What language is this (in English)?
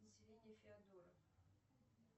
Russian